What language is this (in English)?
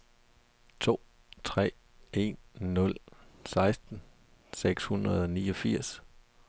Danish